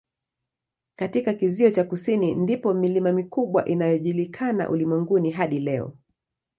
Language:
Swahili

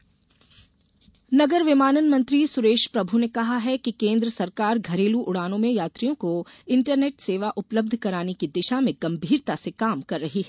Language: Hindi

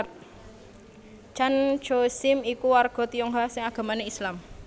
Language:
Javanese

